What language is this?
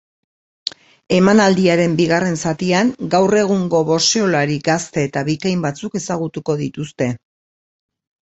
Basque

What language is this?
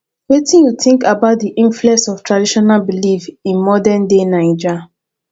Nigerian Pidgin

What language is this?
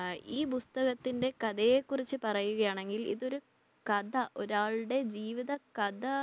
Malayalam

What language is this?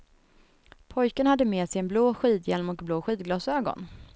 Swedish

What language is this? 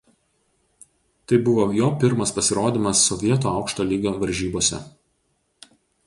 Lithuanian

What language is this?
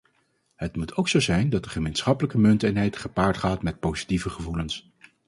Dutch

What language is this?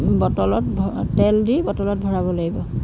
Assamese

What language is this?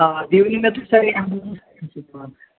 Kashmiri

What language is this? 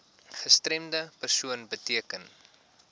Afrikaans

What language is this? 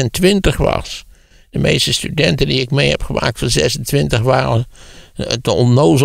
Dutch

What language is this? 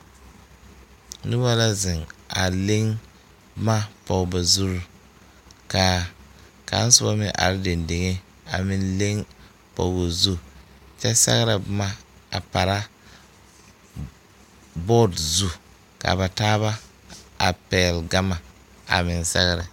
Southern Dagaare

